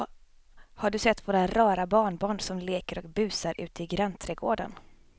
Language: Swedish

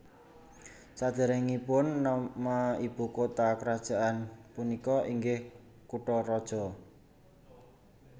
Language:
Javanese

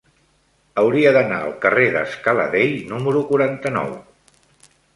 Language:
Catalan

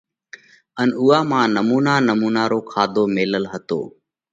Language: Parkari Koli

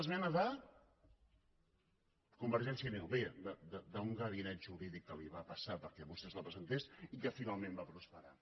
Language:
Catalan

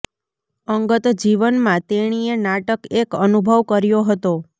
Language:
Gujarati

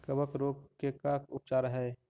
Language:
Magahi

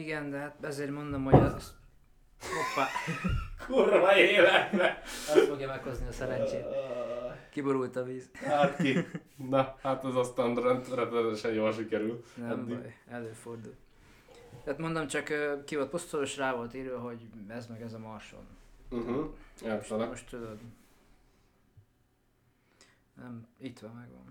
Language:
Hungarian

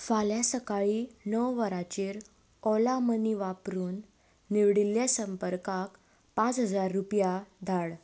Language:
Konkani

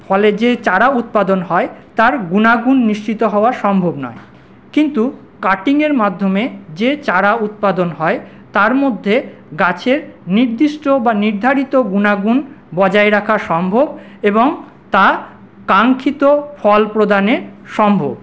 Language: Bangla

